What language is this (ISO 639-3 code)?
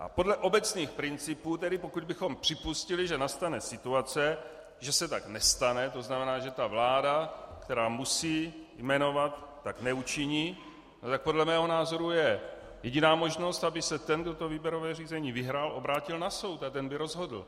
ces